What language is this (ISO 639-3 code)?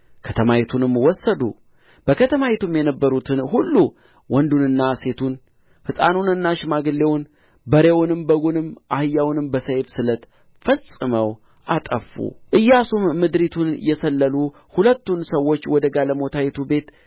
amh